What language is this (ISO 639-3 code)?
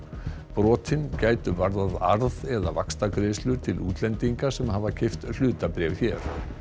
isl